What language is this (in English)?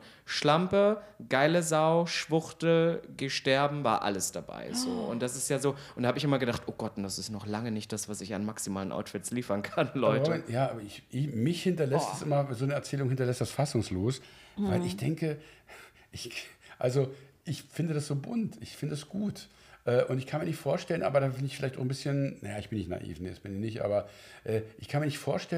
German